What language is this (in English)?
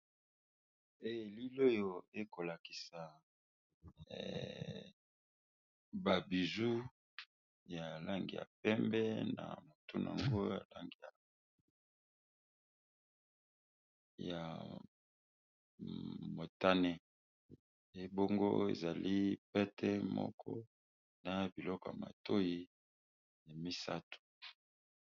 Lingala